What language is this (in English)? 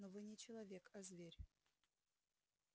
Russian